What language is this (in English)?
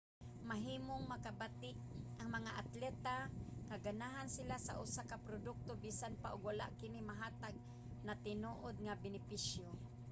Cebuano